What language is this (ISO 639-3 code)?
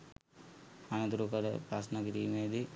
sin